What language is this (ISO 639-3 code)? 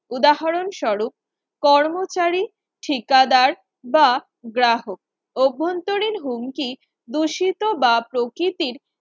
ben